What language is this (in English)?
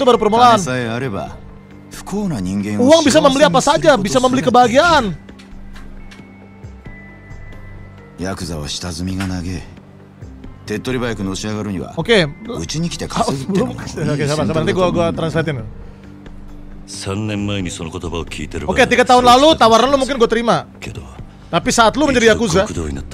Indonesian